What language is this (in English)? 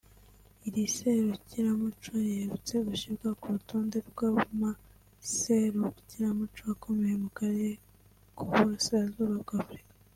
Kinyarwanda